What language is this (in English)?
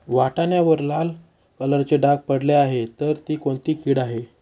Marathi